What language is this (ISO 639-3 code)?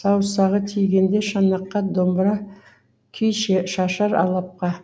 kaz